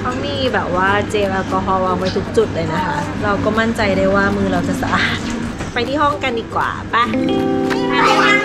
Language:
Thai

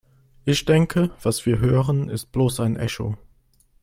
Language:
German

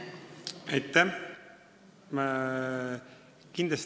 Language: Estonian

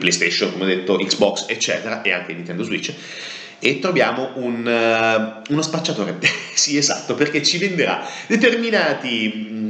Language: Italian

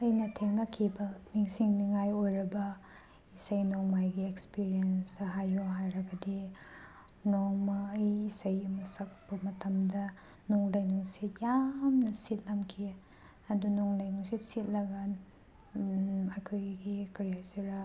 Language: Manipuri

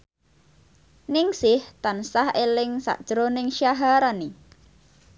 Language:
Javanese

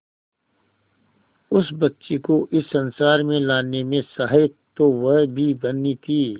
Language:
Hindi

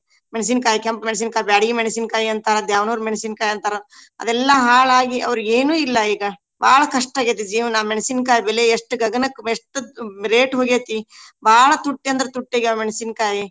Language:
Kannada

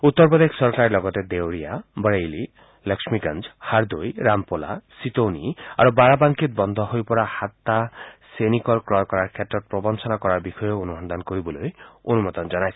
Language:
Assamese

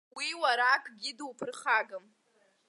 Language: Abkhazian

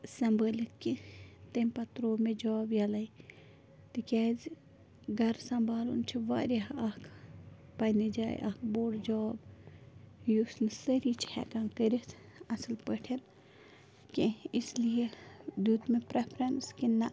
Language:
Kashmiri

